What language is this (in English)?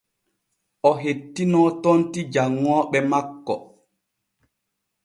Borgu Fulfulde